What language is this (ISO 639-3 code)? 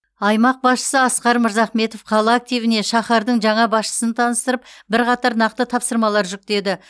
kaz